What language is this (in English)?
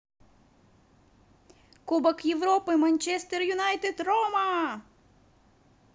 Russian